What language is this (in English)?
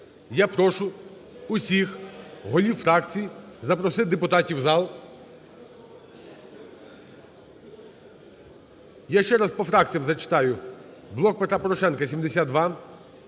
Ukrainian